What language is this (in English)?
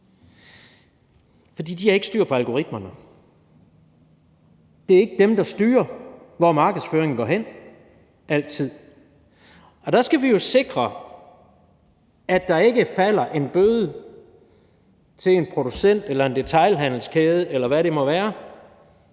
Danish